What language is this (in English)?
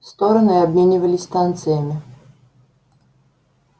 Russian